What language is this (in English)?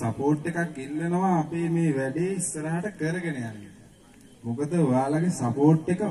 Arabic